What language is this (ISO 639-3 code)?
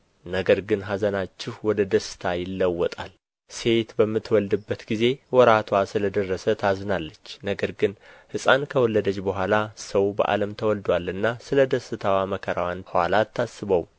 amh